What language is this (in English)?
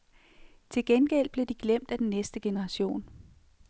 Danish